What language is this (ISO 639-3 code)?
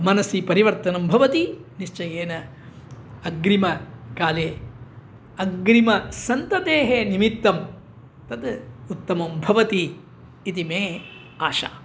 san